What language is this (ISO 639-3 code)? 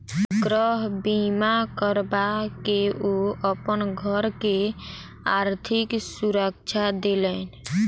mai